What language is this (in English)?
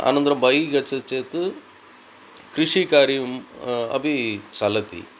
Sanskrit